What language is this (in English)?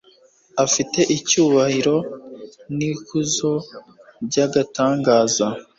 Kinyarwanda